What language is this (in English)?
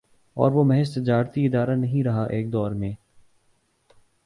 Urdu